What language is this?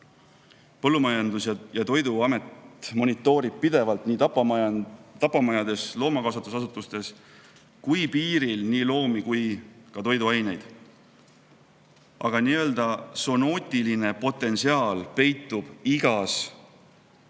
Estonian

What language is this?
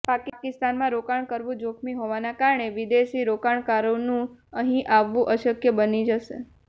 Gujarati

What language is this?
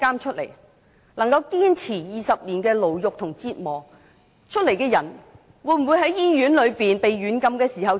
Cantonese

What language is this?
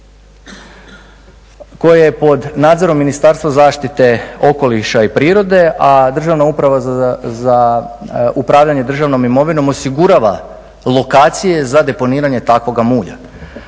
Croatian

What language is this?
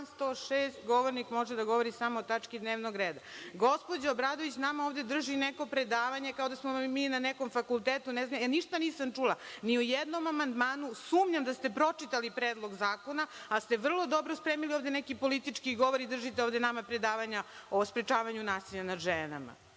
Serbian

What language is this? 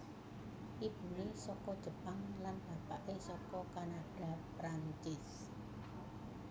Javanese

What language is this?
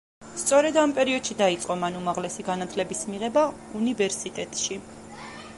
Georgian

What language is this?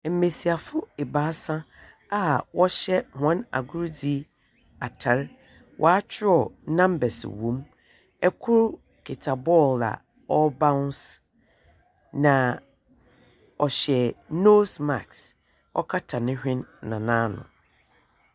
Akan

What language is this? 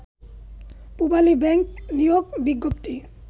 Bangla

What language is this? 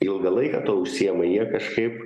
Lithuanian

